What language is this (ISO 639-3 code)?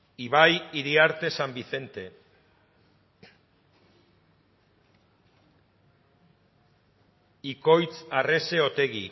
eus